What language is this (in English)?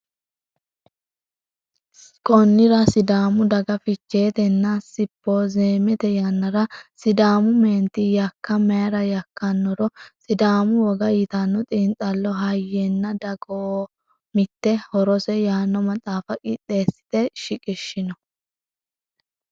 Sidamo